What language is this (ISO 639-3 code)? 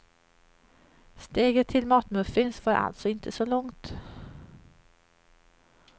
swe